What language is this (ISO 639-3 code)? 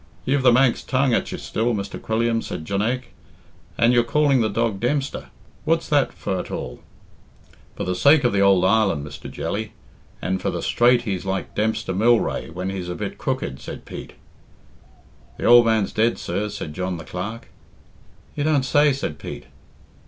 eng